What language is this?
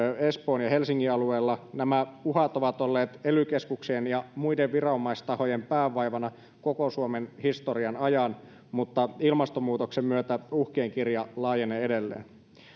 Finnish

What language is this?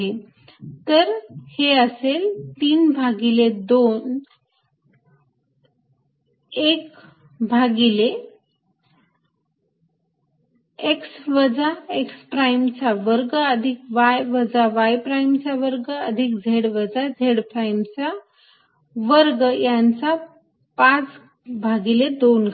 Marathi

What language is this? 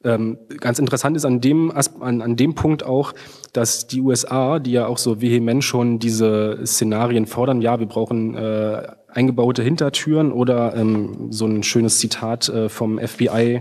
German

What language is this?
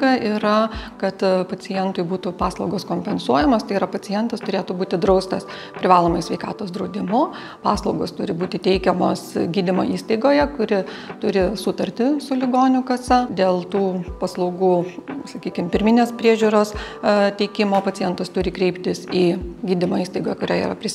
Lithuanian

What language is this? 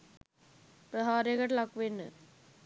Sinhala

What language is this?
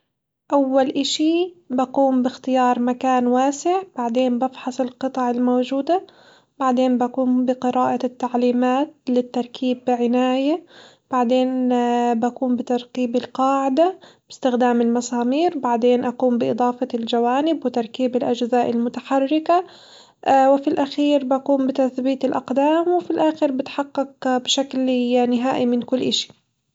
Hijazi Arabic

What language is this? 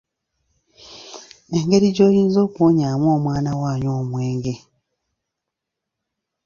Ganda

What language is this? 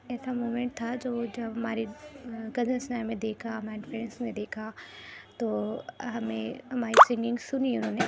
Urdu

